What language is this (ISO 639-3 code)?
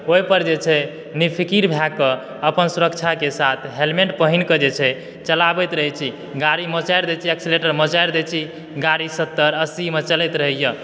mai